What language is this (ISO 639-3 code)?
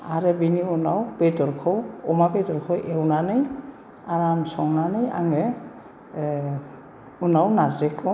brx